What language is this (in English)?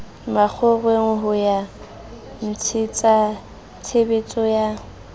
Southern Sotho